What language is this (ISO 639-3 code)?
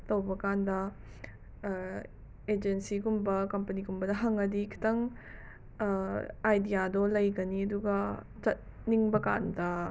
mni